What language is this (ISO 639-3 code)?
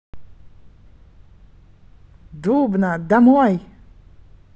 rus